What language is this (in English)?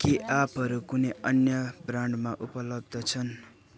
Nepali